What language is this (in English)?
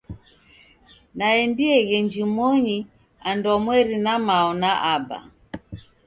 Taita